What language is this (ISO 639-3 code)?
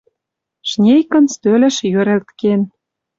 mrj